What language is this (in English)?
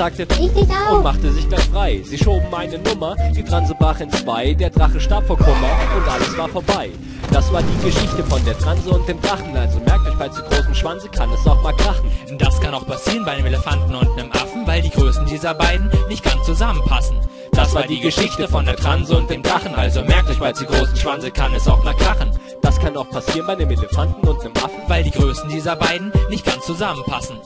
German